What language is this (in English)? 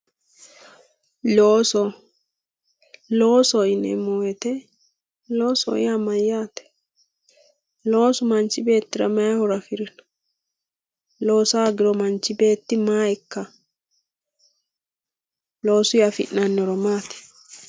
Sidamo